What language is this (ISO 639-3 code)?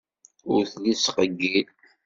kab